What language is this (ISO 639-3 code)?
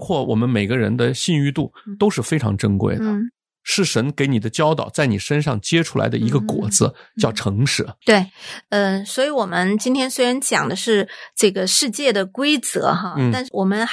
zho